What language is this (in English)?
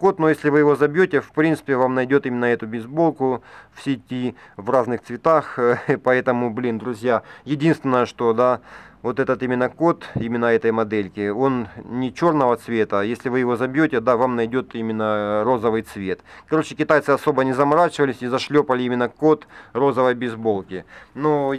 Russian